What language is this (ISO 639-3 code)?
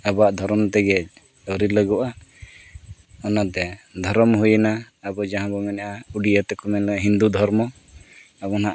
sat